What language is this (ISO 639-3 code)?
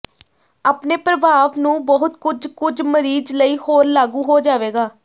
pan